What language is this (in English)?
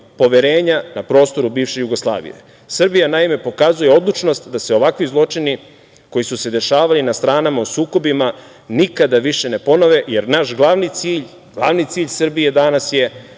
Serbian